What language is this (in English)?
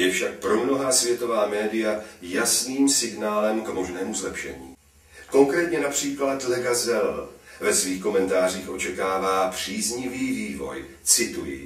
Czech